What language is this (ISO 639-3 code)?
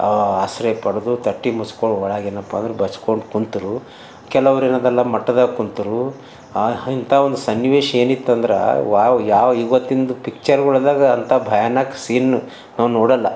kan